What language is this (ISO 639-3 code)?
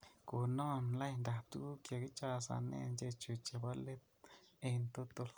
kln